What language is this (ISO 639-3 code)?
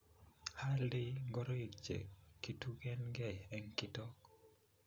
kln